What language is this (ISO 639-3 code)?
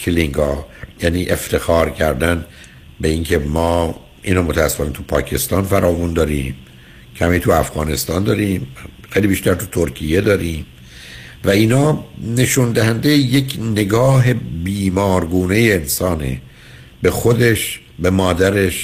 fas